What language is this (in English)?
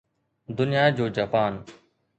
Sindhi